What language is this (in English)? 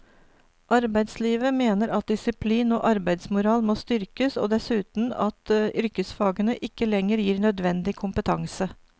Norwegian